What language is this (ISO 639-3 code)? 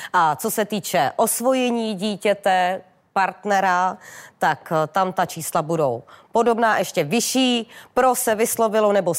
ces